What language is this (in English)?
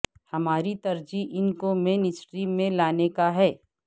Urdu